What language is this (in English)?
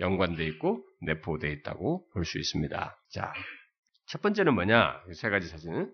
Korean